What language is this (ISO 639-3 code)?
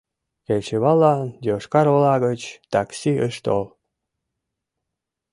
chm